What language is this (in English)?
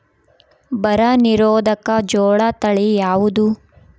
Kannada